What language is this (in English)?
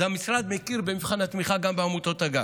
Hebrew